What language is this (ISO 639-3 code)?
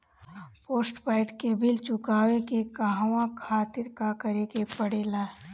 bho